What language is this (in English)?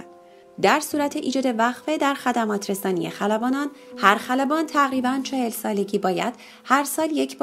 Persian